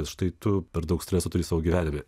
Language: Lithuanian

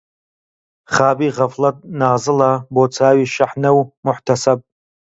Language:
Central Kurdish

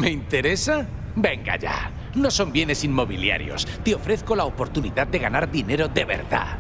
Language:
Spanish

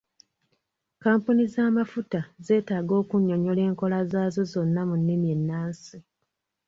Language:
Ganda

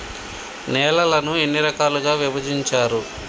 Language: Telugu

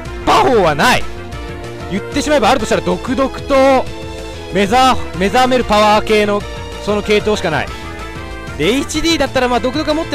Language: Japanese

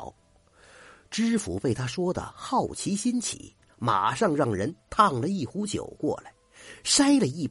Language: Chinese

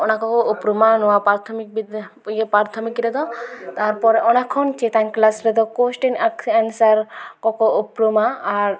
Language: Santali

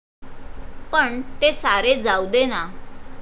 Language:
Marathi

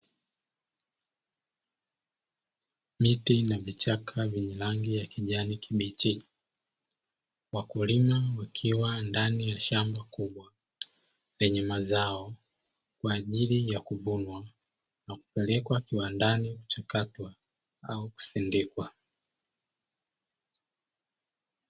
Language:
Swahili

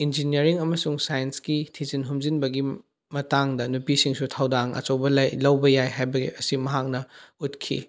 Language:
Manipuri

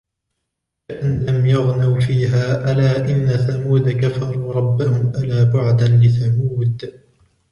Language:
Arabic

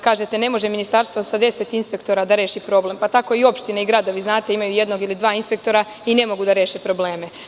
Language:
Serbian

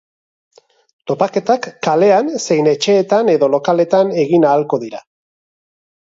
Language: Basque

